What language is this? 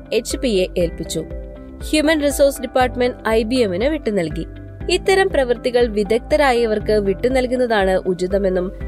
Malayalam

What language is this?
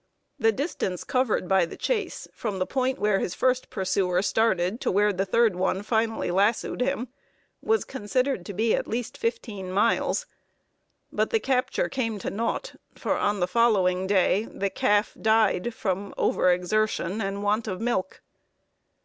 English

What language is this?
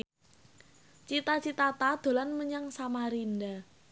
Javanese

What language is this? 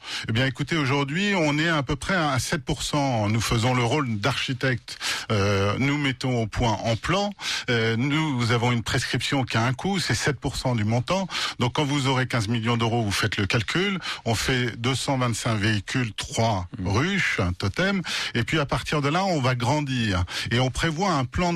French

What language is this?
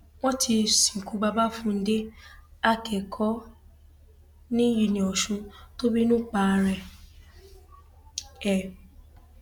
Yoruba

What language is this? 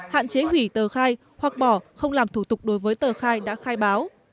Vietnamese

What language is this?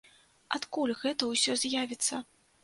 Belarusian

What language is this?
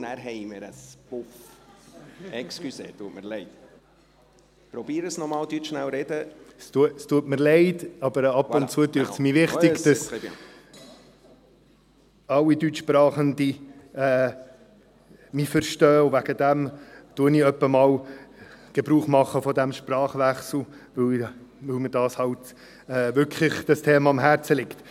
Swiss German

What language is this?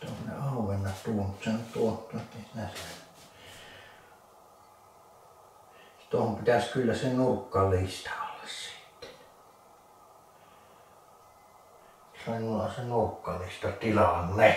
Finnish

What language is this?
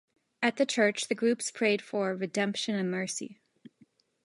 English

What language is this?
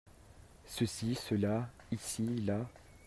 French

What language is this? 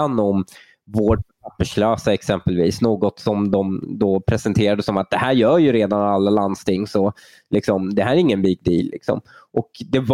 Swedish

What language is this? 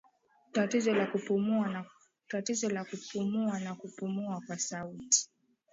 Swahili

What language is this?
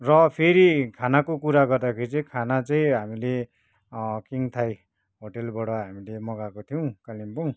Nepali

